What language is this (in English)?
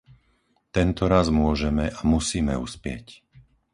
Slovak